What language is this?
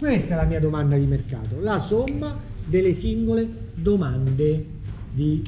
Italian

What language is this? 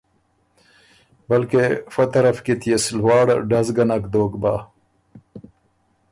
Ormuri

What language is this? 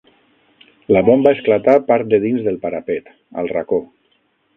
Catalan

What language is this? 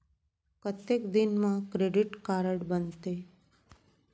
Chhattisgarhi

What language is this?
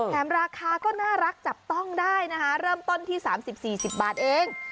Thai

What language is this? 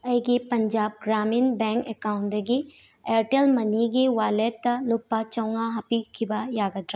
Manipuri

